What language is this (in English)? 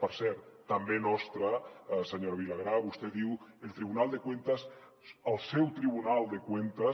Catalan